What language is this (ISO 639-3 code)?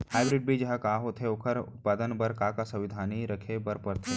hne